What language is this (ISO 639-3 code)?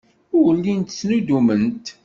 kab